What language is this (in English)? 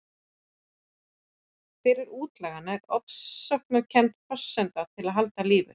Icelandic